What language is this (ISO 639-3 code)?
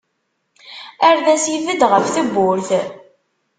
kab